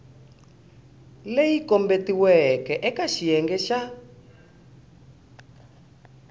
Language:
Tsonga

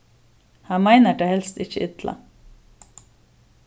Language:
Faroese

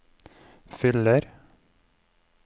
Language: Norwegian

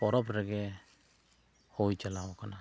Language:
Santali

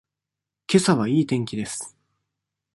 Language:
Japanese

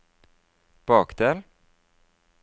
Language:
Norwegian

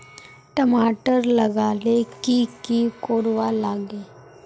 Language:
Magahi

